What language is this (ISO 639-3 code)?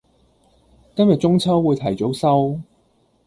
yue